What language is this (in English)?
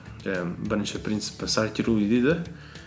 Kazakh